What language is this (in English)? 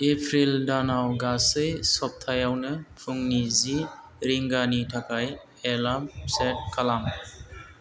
Bodo